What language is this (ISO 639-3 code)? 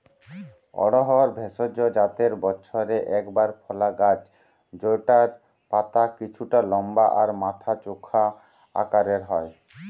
ben